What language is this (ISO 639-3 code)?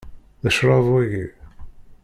kab